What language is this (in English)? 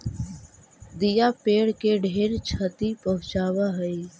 Magahi